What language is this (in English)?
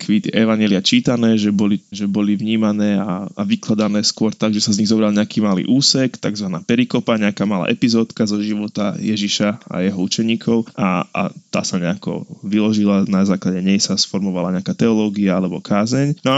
Slovak